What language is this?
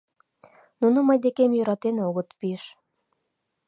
Mari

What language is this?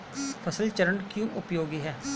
Hindi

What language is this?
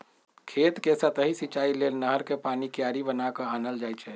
Magahi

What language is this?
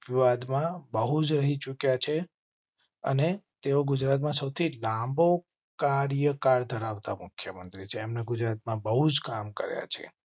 Gujarati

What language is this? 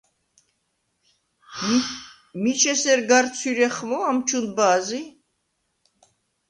Svan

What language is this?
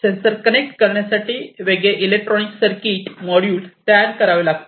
Marathi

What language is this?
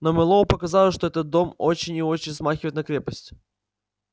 Russian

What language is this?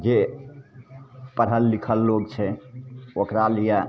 Maithili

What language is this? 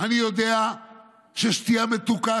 Hebrew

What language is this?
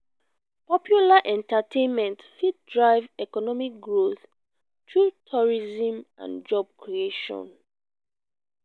Nigerian Pidgin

